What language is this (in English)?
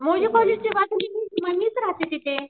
Marathi